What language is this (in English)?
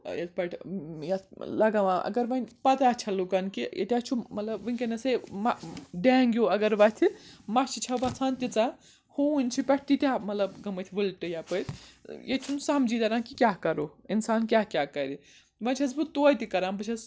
Kashmiri